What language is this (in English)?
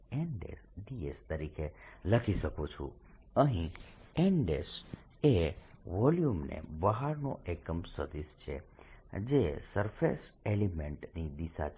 Gujarati